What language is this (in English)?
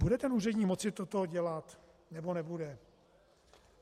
Czech